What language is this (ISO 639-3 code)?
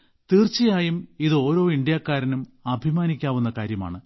mal